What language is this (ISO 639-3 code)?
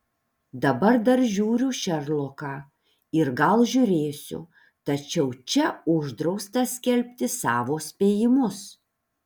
lit